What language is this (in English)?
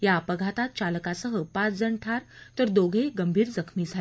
Marathi